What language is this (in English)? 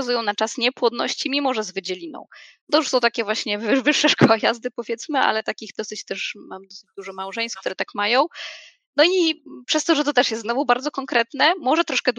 Polish